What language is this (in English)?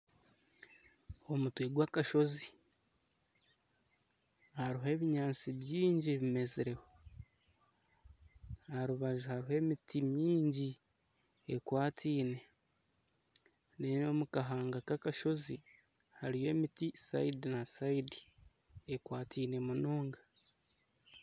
Nyankole